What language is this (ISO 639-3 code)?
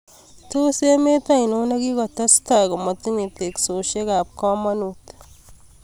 kln